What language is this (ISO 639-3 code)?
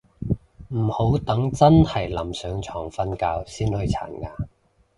yue